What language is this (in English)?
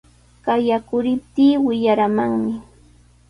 Sihuas Ancash Quechua